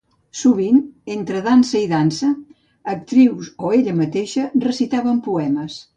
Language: Catalan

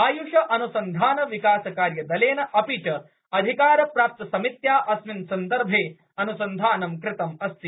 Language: Sanskrit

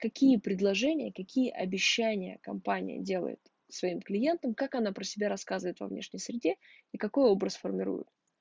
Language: Russian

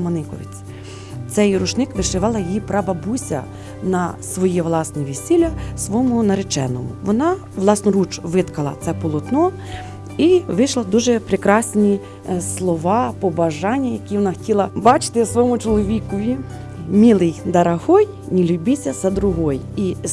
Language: Ukrainian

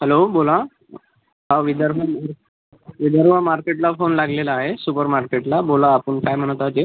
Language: Marathi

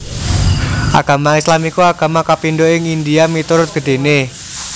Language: Javanese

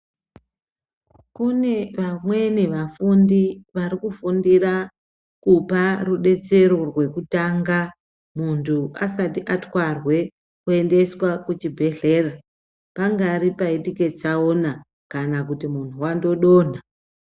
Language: Ndau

